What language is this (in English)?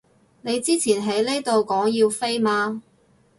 Cantonese